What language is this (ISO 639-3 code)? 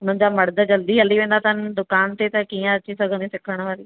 snd